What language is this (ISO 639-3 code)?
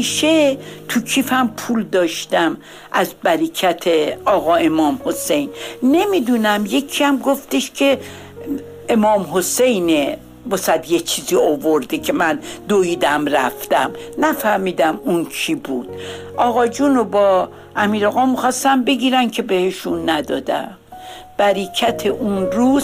fas